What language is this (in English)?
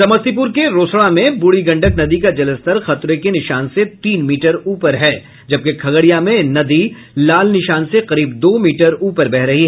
Hindi